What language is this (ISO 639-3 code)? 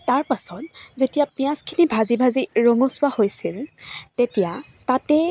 asm